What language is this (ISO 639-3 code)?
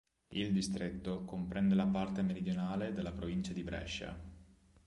ita